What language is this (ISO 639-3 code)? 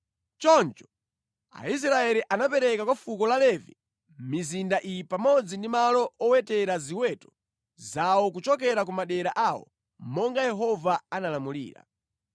nya